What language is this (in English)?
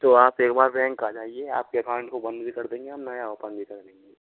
Hindi